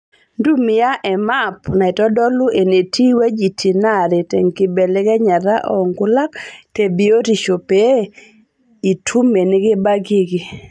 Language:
Masai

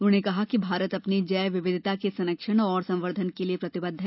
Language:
Hindi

